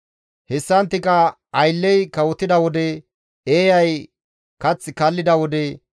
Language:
Gamo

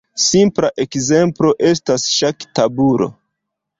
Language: Esperanto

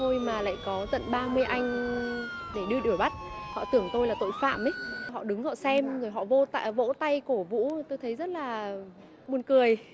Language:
Vietnamese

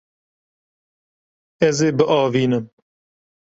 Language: Kurdish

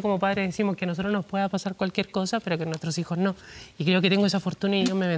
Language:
Spanish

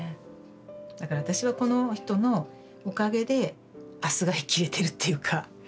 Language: Japanese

